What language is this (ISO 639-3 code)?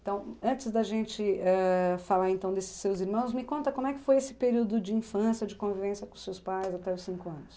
por